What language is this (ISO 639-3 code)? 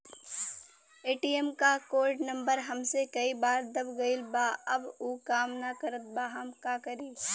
bho